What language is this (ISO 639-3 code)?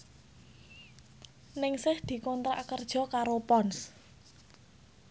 jav